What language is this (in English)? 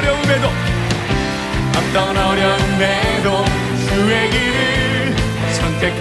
Korean